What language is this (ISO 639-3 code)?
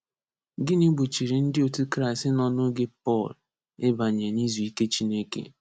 ibo